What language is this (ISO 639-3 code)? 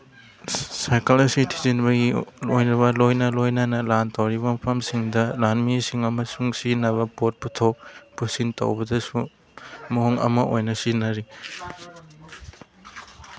mni